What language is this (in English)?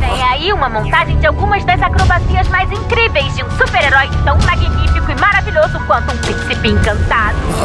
Portuguese